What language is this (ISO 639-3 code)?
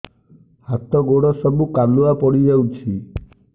ori